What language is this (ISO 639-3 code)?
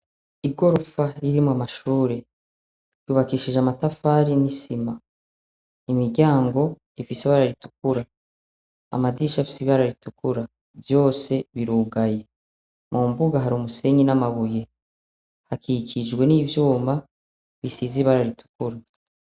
run